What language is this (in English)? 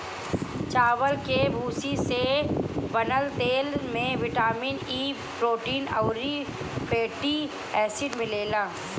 Bhojpuri